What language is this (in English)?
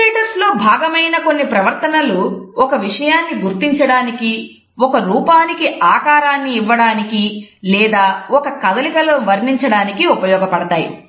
Telugu